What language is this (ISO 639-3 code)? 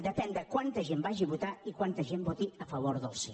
cat